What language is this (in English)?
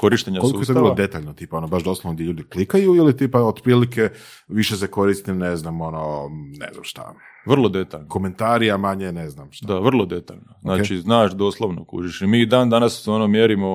Croatian